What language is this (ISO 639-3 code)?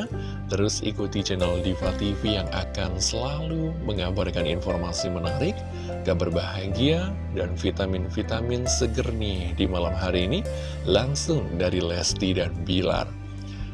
ind